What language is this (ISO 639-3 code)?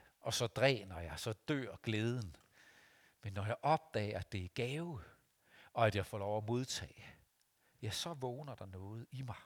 dan